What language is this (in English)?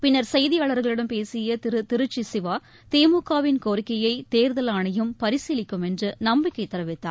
Tamil